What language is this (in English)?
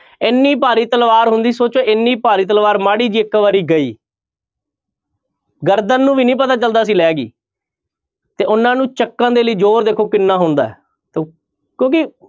Punjabi